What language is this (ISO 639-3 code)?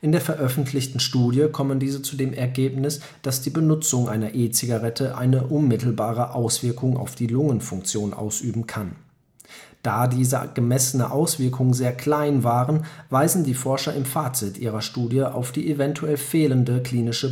deu